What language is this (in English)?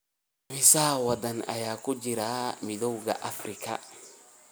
Somali